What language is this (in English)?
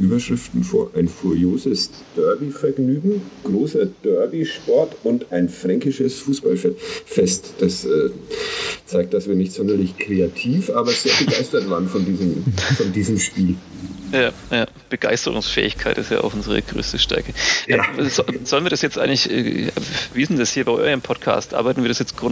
German